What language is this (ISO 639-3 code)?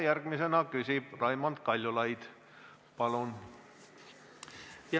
est